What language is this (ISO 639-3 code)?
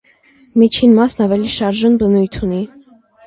hye